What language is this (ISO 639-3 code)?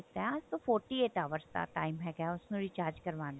pan